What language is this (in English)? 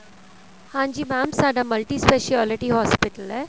Punjabi